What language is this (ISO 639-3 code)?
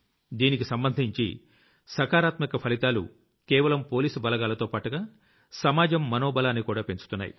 tel